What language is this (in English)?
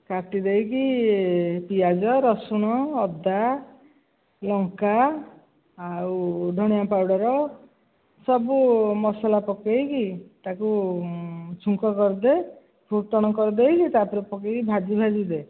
Odia